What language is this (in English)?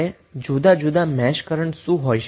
Gujarati